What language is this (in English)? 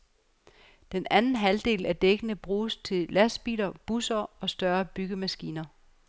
Danish